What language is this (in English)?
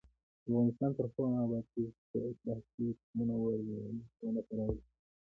Pashto